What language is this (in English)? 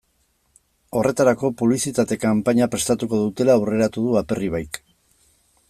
Basque